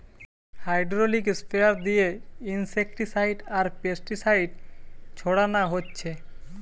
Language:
Bangla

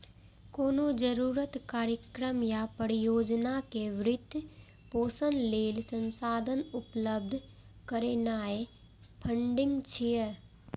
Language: Maithili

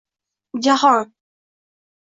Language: Uzbek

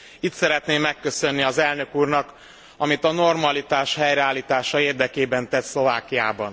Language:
Hungarian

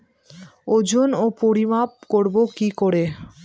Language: Bangla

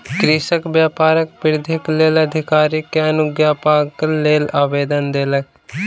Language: Maithili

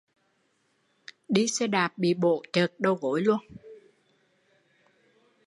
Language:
Vietnamese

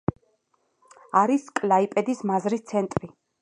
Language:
Georgian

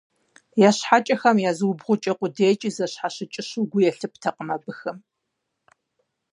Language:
Kabardian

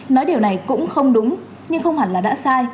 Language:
Vietnamese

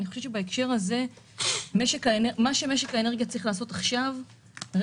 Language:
Hebrew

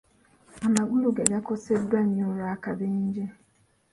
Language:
Ganda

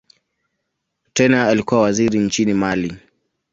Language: Swahili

